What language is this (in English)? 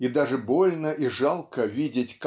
Russian